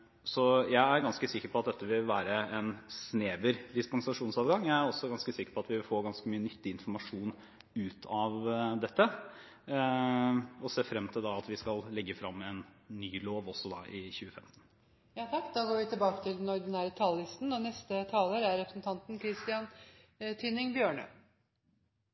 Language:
Norwegian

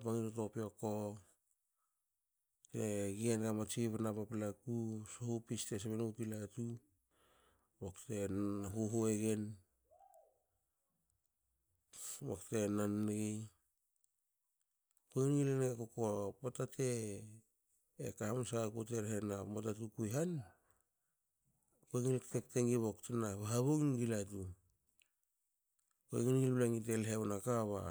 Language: Hakö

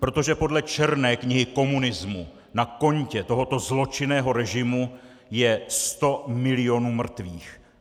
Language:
Czech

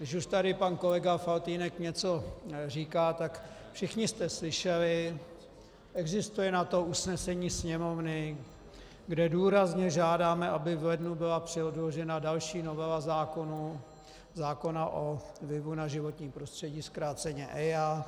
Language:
Czech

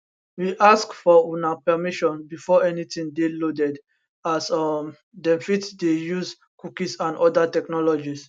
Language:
Nigerian Pidgin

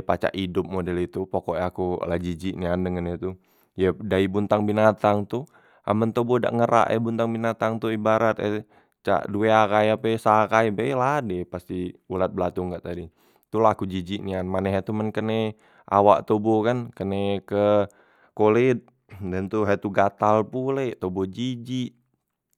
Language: Musi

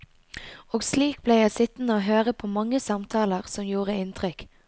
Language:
Norwegian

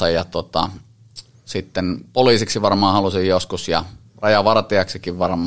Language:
Finnish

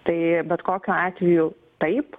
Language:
Lithuanian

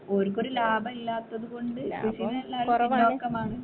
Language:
Malayalam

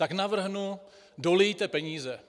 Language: Czech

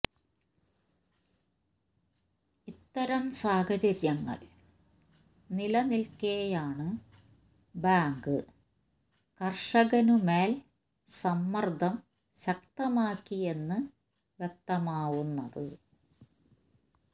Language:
Malayalam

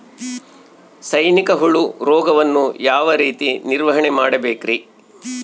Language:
Kannada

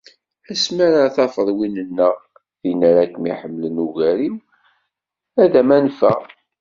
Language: Kabyle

